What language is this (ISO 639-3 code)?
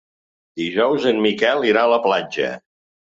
cat